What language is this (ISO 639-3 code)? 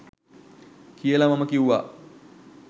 sin